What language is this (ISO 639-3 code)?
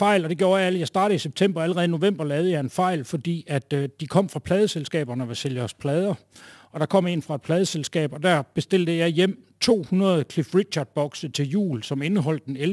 dan